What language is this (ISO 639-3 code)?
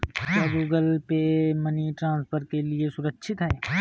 hin